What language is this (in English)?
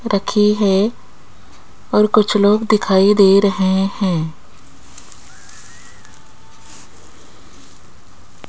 Hindi